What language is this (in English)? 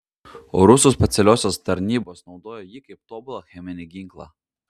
Lithuanian